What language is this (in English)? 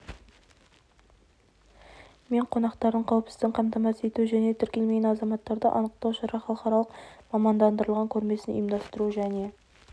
Kazakh